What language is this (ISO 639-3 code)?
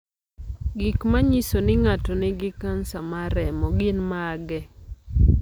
luo